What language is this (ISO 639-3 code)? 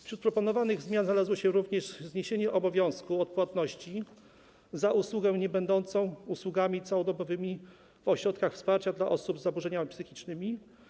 pol